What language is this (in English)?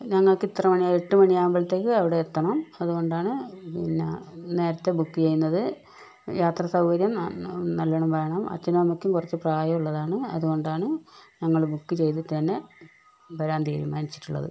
Malayalam